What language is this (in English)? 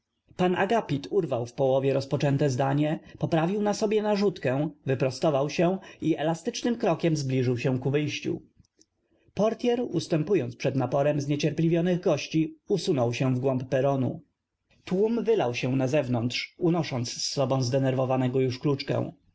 Polish